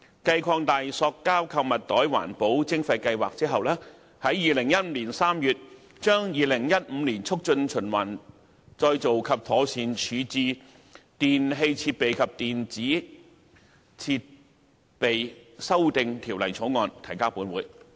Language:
Cantonese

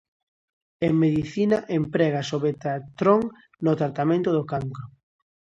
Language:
Galician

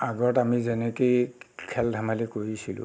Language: Assamese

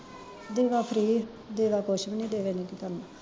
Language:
Punjabi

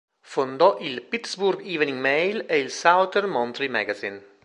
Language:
Italian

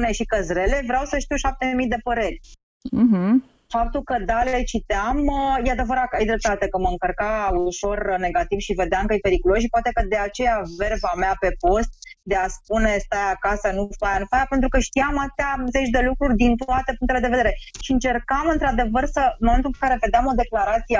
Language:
Romanian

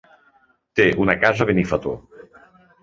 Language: Catalan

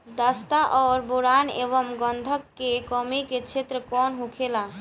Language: Bhojpuri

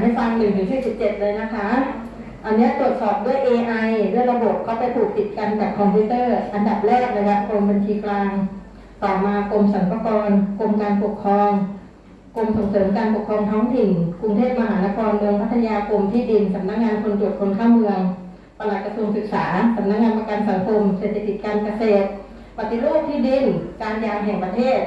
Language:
Thai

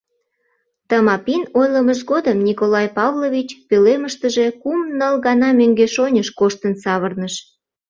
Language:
Mari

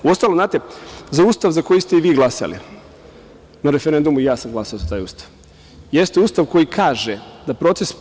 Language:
Serbian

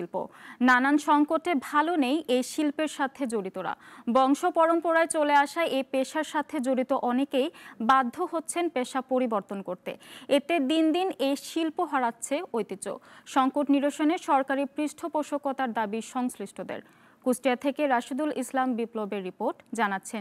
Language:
Romanian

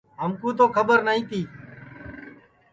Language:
Sansi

